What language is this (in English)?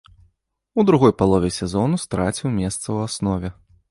Belarusian